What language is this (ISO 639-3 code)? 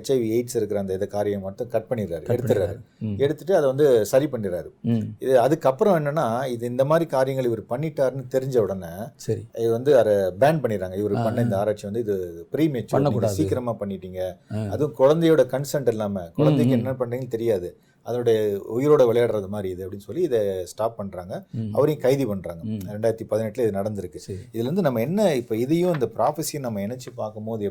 tam